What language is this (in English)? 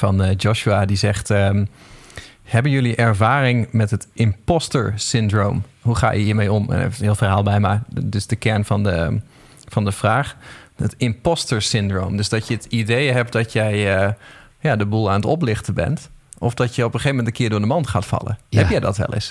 Dutch